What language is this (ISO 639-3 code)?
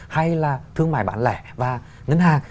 vie